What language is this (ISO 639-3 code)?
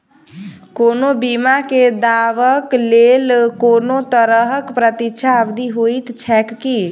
mai